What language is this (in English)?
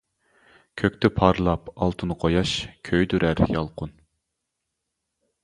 Uyghur